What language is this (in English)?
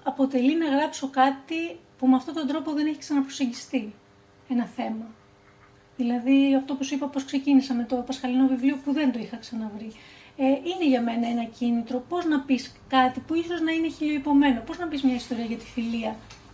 Greek